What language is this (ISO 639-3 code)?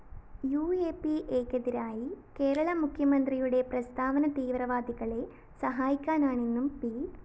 mal